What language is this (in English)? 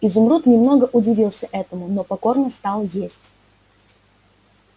Russian